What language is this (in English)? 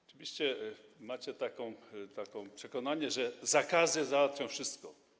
Polish